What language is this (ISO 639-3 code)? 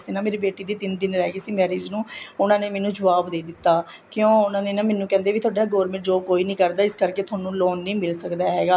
pan